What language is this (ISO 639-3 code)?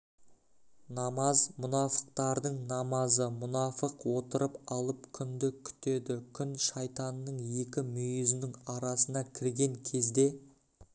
kaz